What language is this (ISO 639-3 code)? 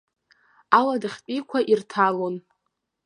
abk